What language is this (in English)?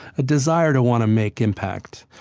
English